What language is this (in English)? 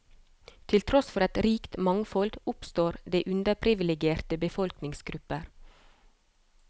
Norwegian